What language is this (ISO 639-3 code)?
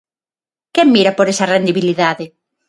glg